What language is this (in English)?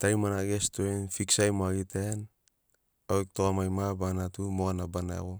Sinaugoro